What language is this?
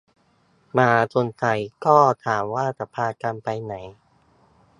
Thai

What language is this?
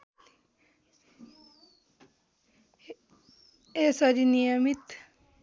Nepali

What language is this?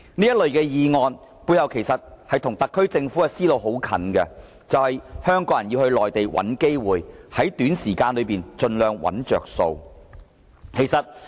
Cantonese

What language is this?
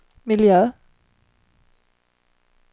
Swedish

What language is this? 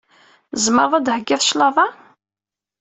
Kabyle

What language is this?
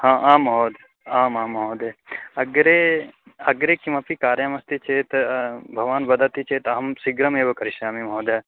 Sanskrit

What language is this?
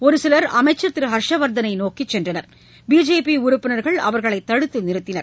Tamil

